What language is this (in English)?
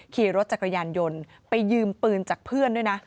Thai